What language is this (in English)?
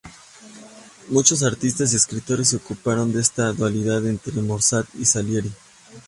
Spanish